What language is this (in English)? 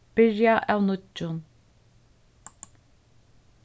Faroese